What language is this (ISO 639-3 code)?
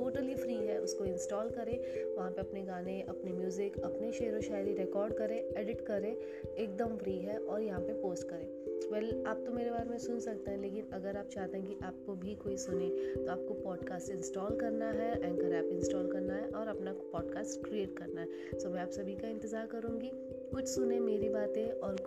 hin